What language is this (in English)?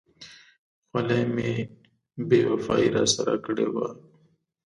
Pashto